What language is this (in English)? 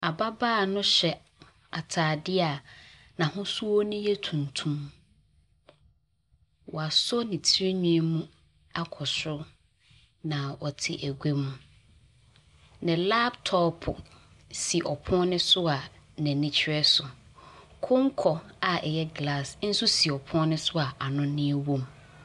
Akan